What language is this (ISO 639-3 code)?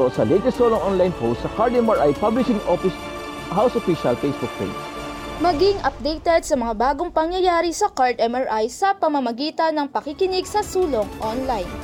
fil